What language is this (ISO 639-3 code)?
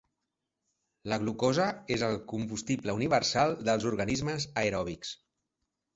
cat